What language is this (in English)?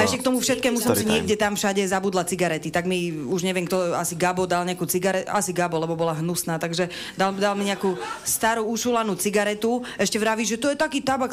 Czech